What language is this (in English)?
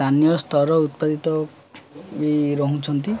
Odia